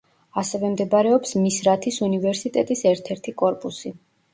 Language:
Georgian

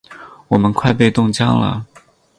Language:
Chinese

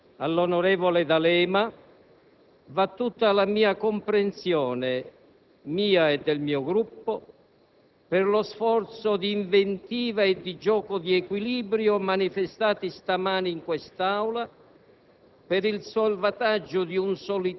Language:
Italian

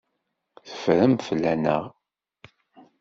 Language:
Kabyle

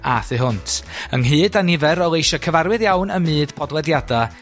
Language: Welsh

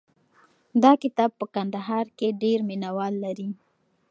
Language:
Pashto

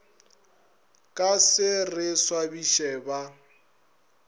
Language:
Northern Sotho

